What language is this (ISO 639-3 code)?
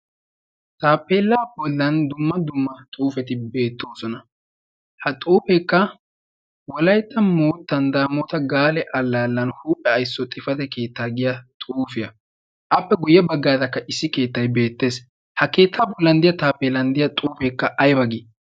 wal